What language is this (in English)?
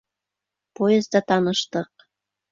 Bashkir